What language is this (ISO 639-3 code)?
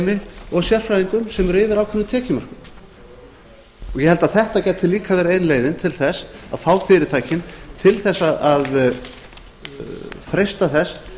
isl